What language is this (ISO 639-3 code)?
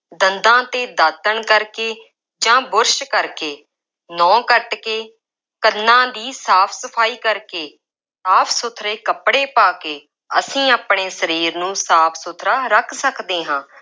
pan